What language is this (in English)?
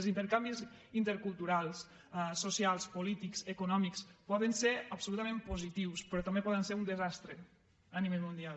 Catalan